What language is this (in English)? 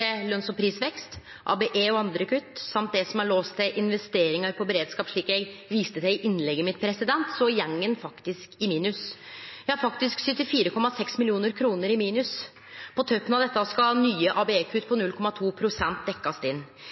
Norwegian Nynorsk